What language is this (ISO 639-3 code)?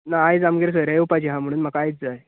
kok